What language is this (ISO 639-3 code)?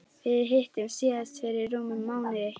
isl